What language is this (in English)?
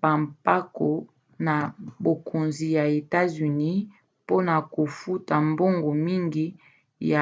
Lingala